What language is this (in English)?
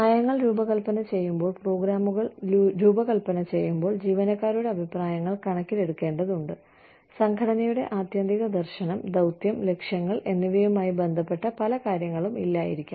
Malayalam